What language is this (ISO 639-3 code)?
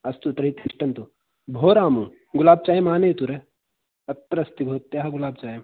san